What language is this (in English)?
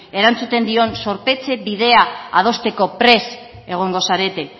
Basque